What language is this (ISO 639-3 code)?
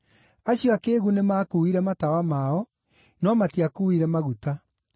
kik